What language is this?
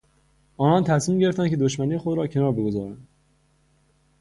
Persian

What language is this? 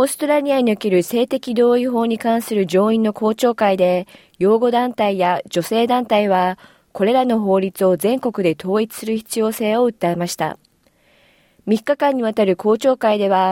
Japanese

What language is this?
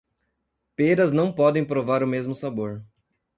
Portuguese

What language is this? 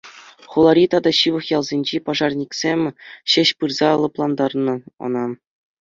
Chuvash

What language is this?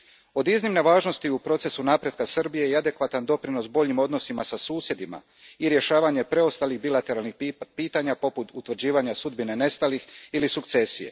Croatian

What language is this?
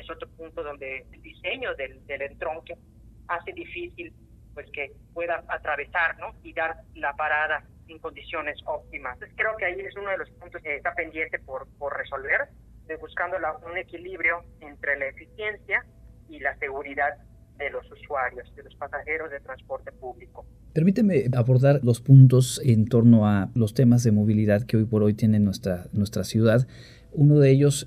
Spanish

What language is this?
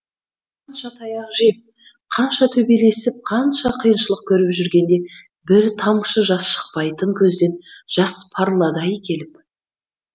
Kazakh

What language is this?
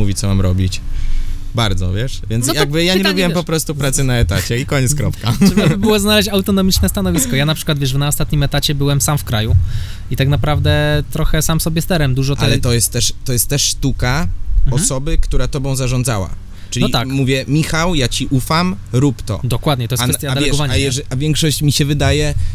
Polish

